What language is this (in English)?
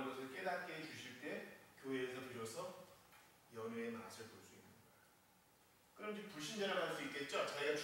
Korean